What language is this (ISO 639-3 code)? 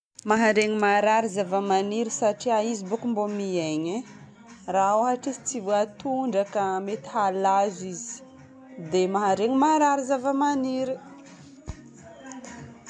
bmm